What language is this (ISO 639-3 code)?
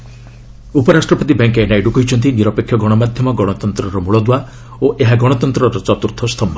ori